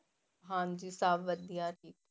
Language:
Punjabi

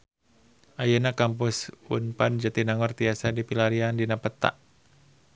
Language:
Sundanese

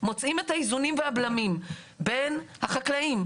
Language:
Hebrew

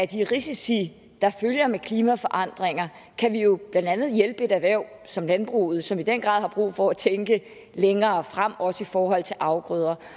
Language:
Danish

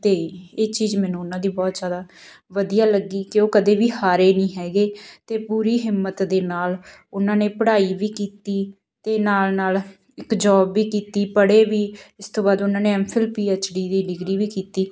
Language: Punjabi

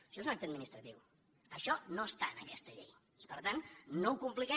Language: Catalan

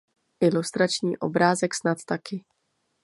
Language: Czech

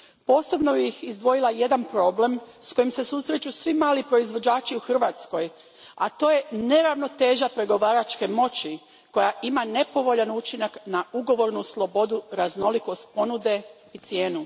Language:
Croatian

